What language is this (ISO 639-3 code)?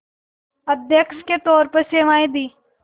hin